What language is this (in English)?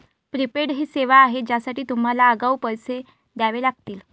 Marathi